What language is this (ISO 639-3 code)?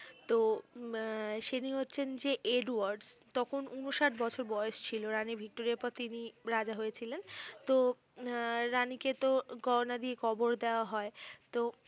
ben